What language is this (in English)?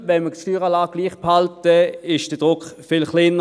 Swiss German